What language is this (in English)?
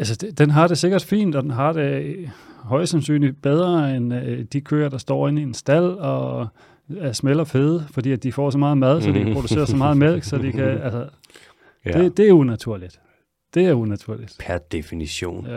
Danish